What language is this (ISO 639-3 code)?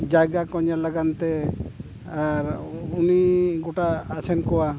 sat